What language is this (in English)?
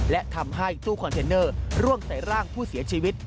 Thai